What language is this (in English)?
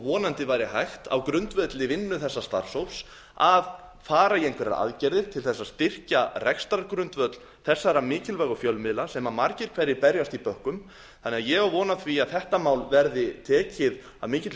Icelandic